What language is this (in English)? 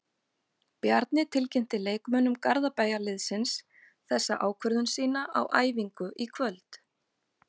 Icelandic